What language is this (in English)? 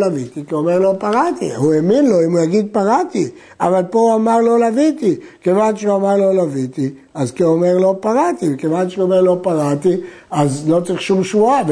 Hebrew